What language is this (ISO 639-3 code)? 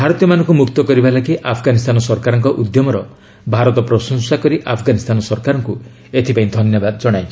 ori